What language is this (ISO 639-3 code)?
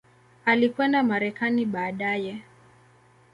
swa